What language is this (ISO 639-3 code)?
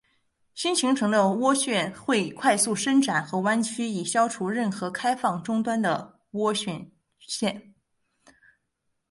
zho